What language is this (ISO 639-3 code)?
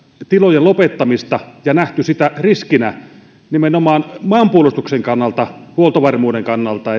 fin